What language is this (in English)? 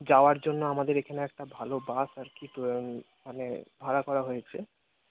Bangla